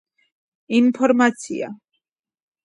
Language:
Georgian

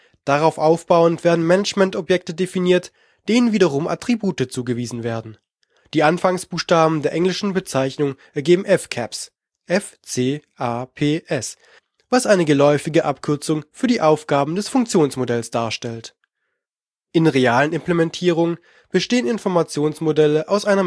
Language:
German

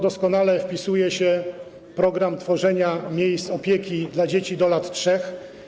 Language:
Polish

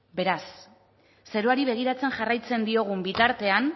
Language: Basque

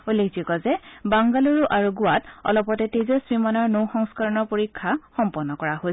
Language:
Assamese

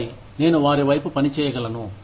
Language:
Telugu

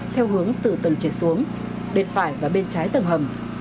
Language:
Vietnamese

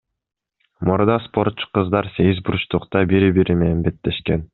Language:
Kyrgyz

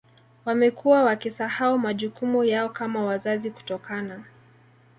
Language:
Swahili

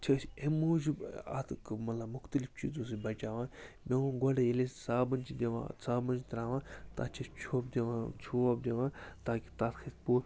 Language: Kashmiri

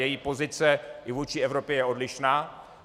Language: Czech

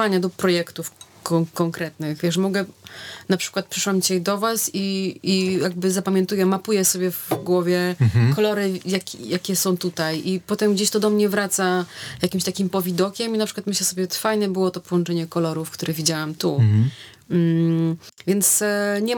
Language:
Polish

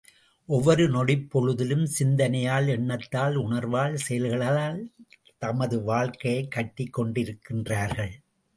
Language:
Tamil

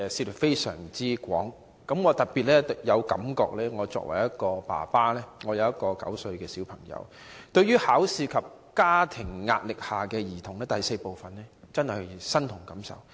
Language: Cantonese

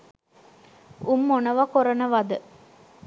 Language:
Sinhala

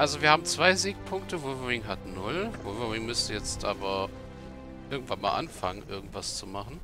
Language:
German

